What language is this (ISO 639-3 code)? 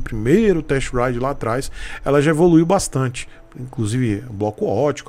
por